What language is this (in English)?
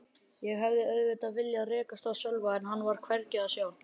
Icelandic